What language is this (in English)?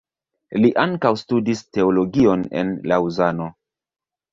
Esperanto